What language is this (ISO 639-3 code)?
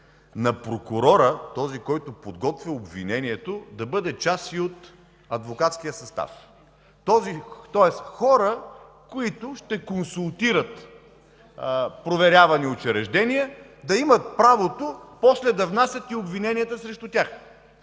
bul